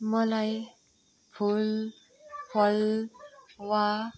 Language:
Nepali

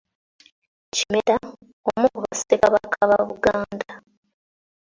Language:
Ganda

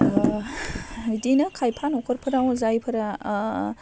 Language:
Bodo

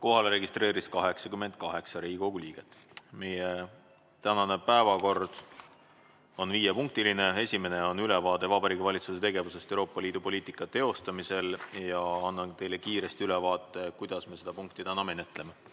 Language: Estonian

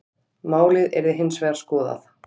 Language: Icelandic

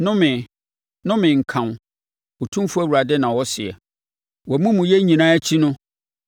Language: Akan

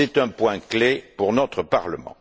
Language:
French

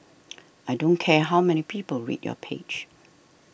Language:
English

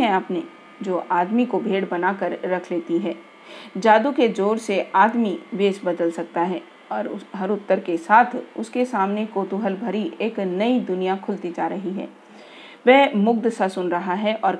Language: Hindi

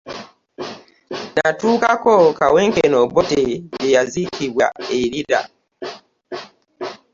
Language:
Ganda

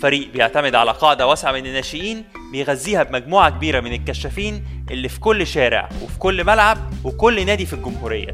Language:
Arabic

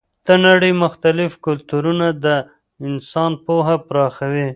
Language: Pashto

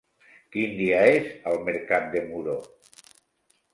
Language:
Catalan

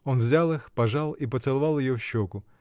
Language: Russian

